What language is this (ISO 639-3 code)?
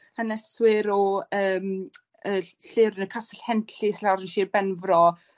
cym